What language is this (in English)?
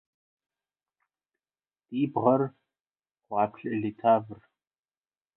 Russian